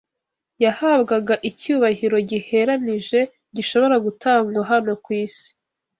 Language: Kinyarwanda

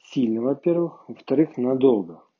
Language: Russian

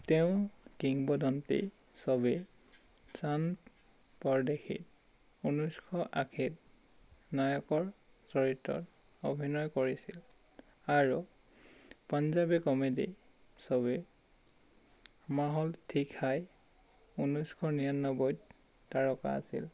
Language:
Assamese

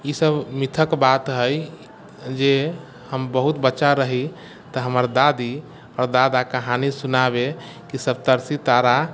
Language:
Maithili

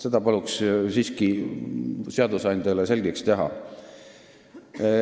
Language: Estonian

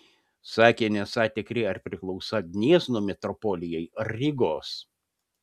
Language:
Lithuanian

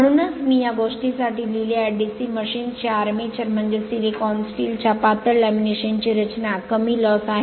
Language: Marathi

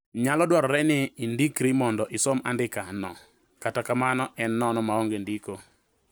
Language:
Luo (Kenya and Tanzania)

